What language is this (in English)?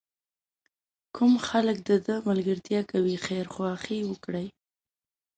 Pashto